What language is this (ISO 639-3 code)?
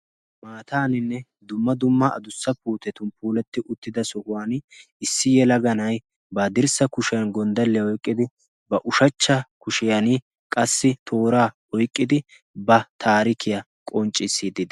wal